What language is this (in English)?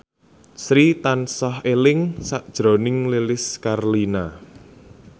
Javanese